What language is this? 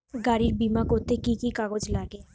Bangla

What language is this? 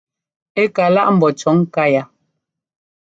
Ngomba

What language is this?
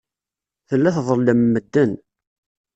Kabyle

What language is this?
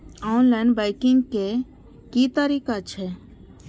Maithili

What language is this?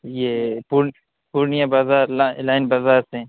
Urdu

